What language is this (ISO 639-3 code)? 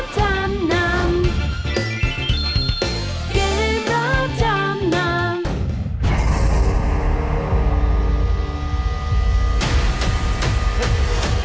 tha